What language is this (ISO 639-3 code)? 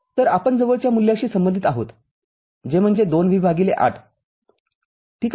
mar